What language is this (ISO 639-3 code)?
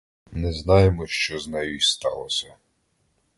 ukr